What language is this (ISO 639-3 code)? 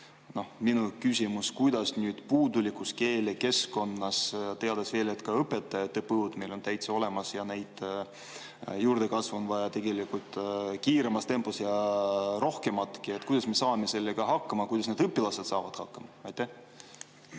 est